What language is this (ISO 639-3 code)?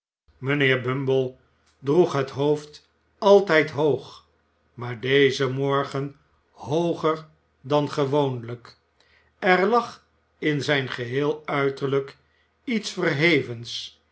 nld